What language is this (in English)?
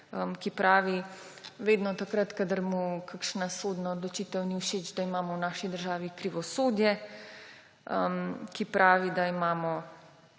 Slovenian